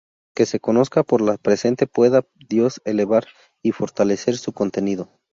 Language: Spanish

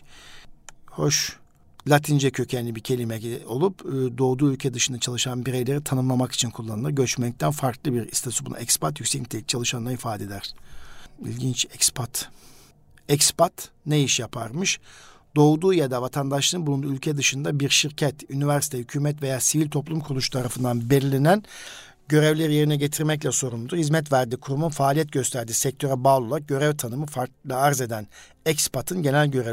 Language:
Turkish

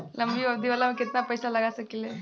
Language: Bhojpuri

